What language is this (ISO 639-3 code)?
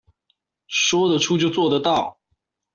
zho